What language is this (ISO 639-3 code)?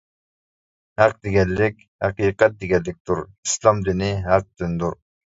uig